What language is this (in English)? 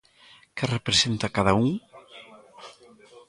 Galician